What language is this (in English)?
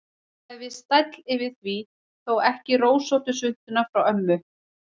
Icelandic